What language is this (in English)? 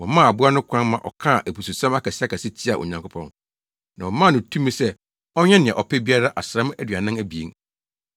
Akan